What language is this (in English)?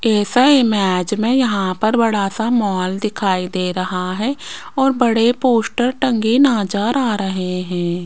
Hindi